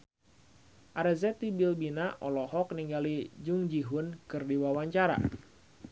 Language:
Sundanese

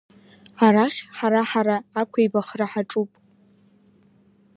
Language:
Abkhazian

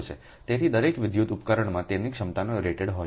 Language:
Gujarati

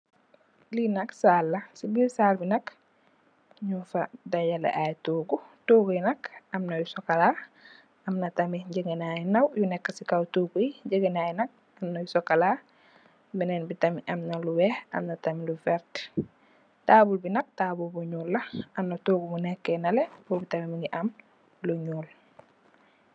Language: Wolof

